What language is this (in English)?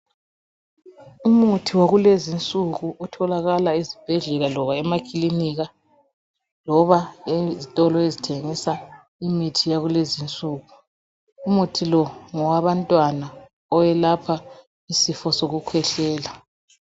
North Ndebele